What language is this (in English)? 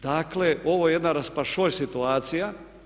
Croatian